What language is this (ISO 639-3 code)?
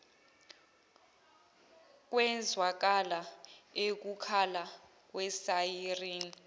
zul